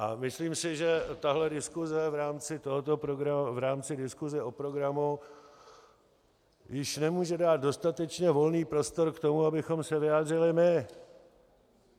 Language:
Czech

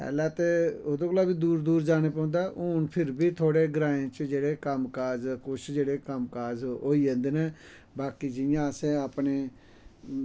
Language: Dogri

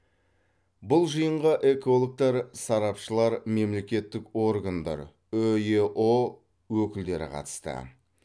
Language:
Kazakh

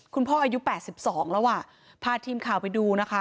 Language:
Thai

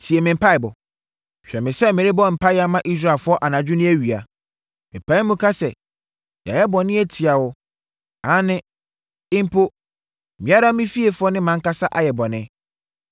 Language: Akan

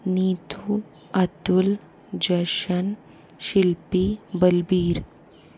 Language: Hindi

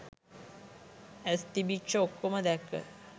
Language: Sinhala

